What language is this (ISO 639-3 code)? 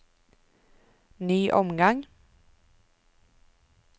nor